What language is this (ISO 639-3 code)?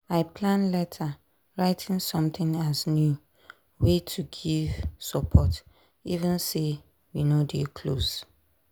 pcm